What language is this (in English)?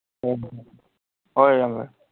Manipuri